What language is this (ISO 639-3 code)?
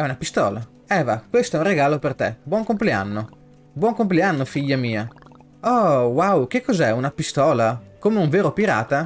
ita